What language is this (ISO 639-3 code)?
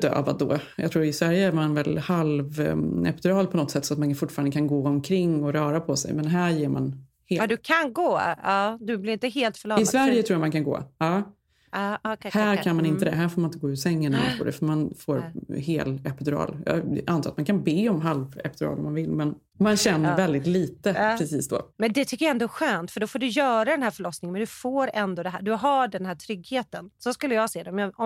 swe